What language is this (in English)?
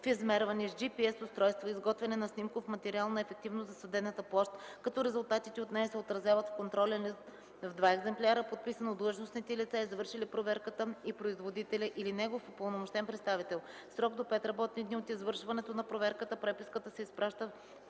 Bulgarian